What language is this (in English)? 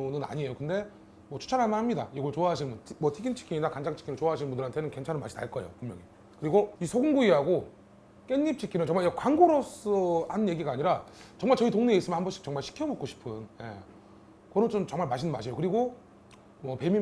Korean